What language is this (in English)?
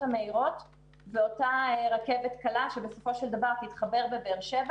Hebrew